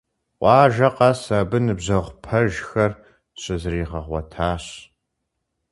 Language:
Kabardian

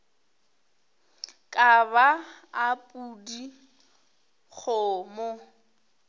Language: Northern Sotho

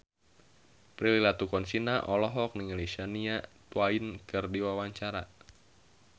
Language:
Sundanese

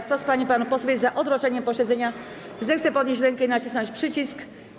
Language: Polish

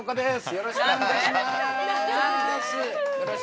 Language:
Japanese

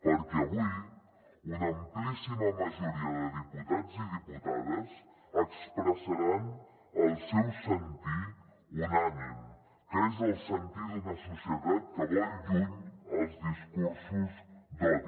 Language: Catalan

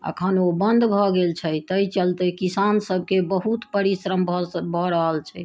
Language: Maithili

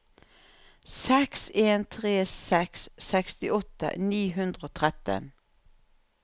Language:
Norwegian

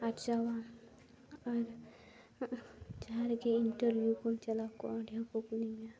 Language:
Santali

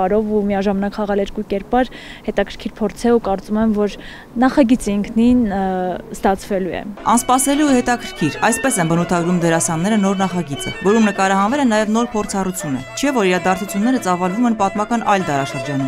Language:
Romanian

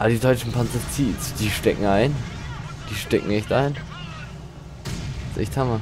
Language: German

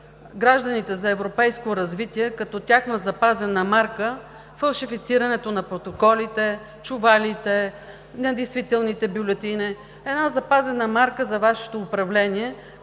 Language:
Bulgarian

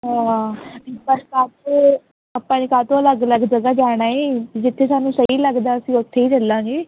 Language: Punjabi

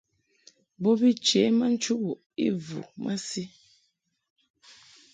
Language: Mungaka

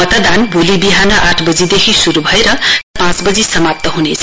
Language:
Nepali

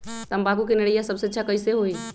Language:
Magahi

